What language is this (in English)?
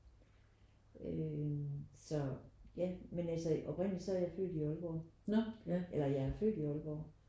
Danish